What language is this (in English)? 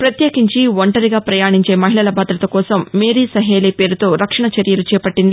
Telugu